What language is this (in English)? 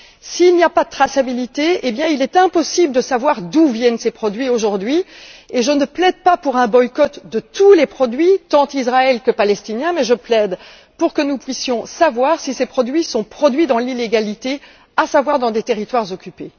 French